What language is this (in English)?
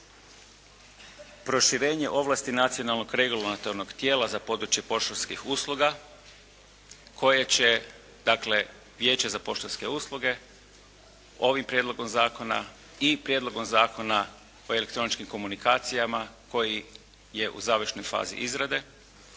Croatian